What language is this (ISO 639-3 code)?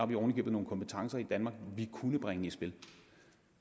dan